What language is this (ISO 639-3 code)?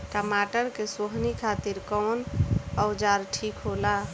bho